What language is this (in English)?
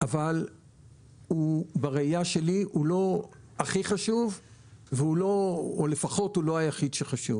Hebrew